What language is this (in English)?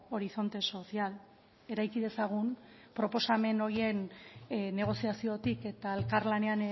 Basque